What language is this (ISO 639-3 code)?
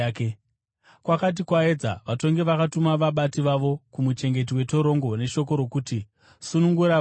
sna